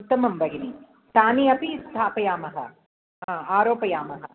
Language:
Sanskrit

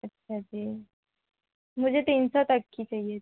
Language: Hindi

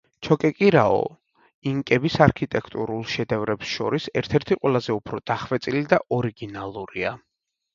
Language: Georgian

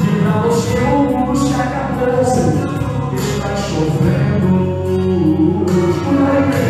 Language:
Romanian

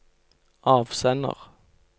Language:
Norwegian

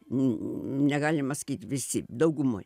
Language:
Lithuanian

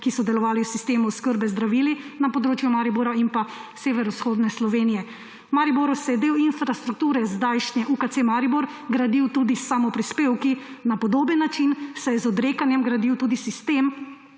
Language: Slovenian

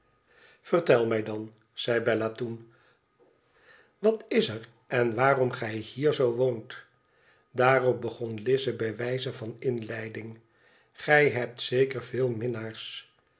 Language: Dutch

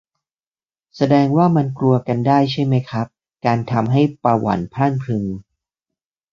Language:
Thai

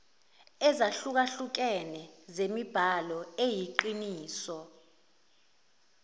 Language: Zulu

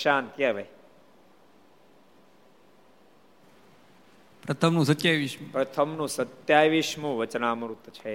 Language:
Gujarati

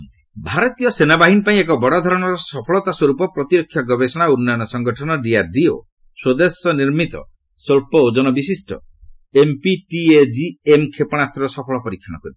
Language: Odia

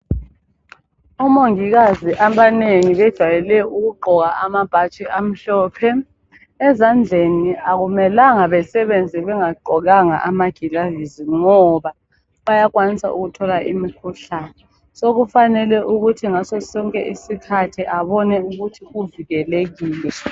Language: North Ndebele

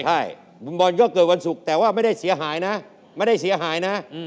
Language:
Thai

